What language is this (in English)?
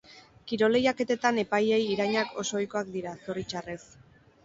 Basque